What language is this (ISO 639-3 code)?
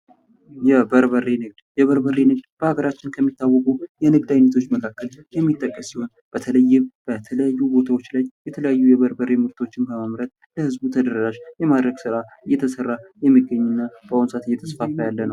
amh